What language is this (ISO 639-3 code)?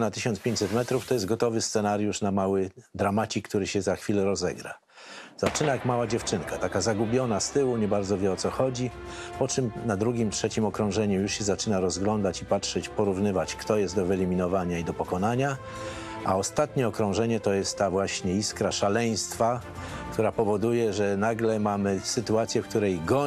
pol